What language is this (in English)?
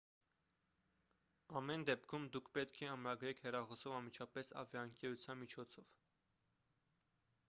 Armenian